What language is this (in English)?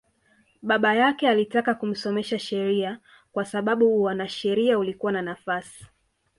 Swahili